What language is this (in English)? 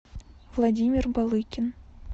Russian